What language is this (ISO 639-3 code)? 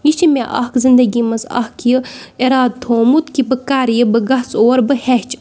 kas